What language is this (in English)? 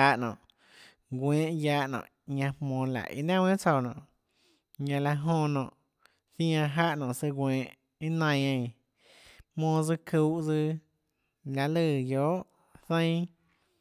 Tlacoatzintepec Chinantec